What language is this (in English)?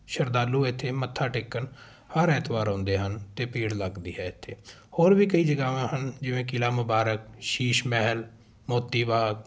Punjabi